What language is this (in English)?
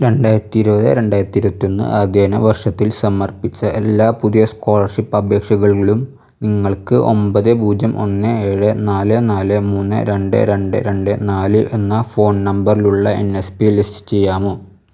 Malayalam